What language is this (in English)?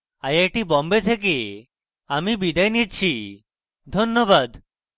Bangla